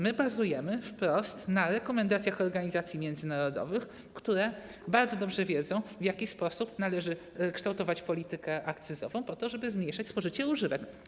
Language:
Polish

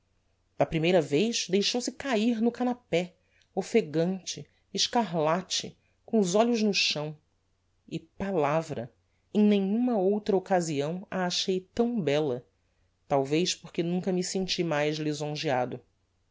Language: Portuguese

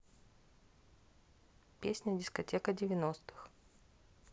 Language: Russian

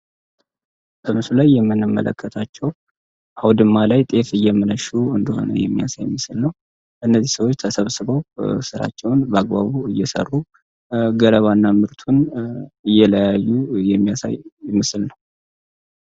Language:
Amharic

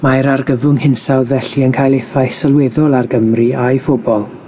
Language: Welsh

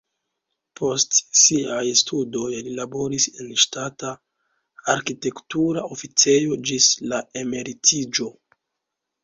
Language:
Esperanto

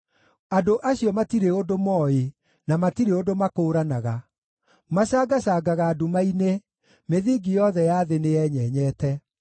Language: Kikuyu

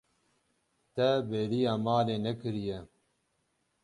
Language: Kurdish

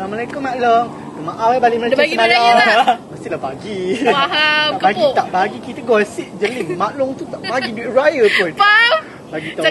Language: Malay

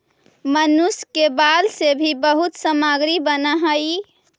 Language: Magahi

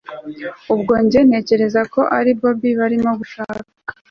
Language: Kinyarwanda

